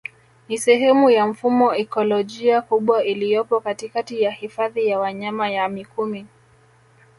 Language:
Swahili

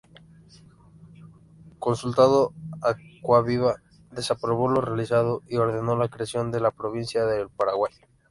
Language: Spanish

